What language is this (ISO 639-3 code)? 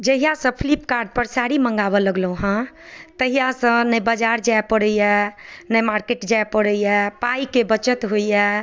mai